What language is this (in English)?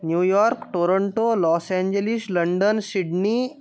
Sanskrit